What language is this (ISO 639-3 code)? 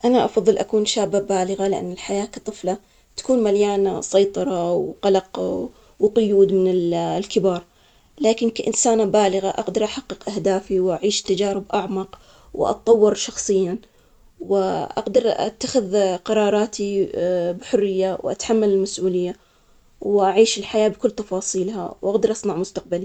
acx